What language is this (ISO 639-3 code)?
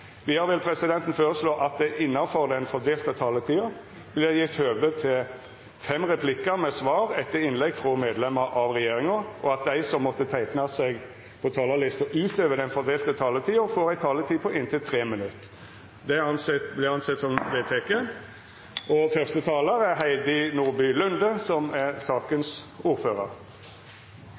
nor